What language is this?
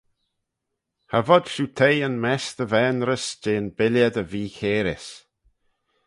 Manx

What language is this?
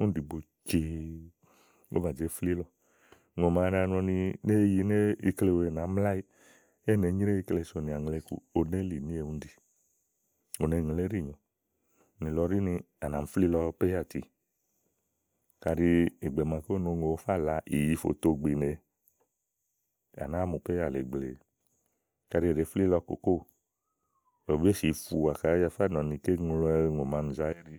Igo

